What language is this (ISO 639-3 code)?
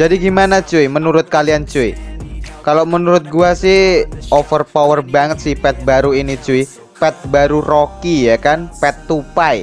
ind